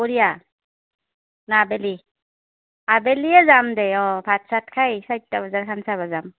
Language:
Assamese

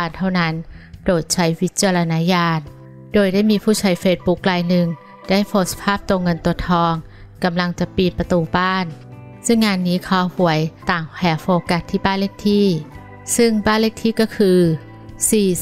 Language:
Thai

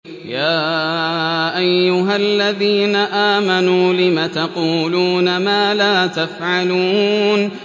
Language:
Arabic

